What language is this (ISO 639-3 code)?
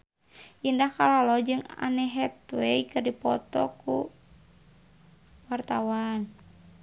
sun